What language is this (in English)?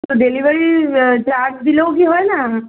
Bangla